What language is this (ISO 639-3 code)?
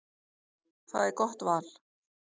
isl